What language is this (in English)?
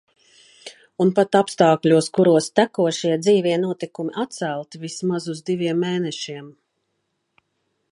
Latvian